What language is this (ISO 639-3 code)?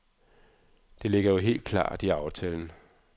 dan